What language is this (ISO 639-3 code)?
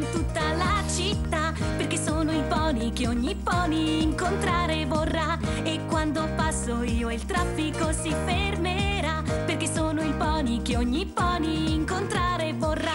ron